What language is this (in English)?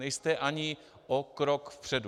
Czech